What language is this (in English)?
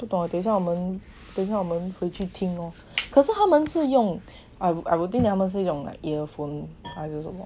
English